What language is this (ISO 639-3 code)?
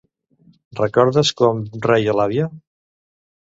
cat